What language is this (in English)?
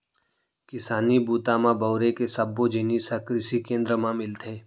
Chhattisgarhi